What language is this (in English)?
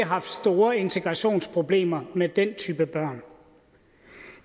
Danish